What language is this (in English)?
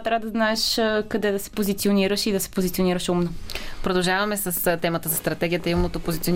Bulgarian